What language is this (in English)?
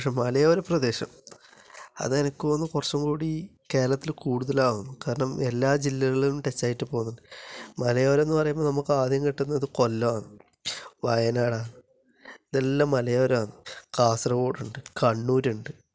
Malayalam